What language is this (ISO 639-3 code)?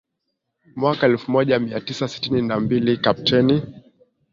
swa